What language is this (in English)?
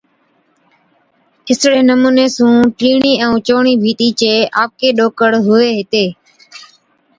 Od